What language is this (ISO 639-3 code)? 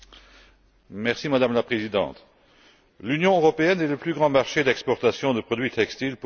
fra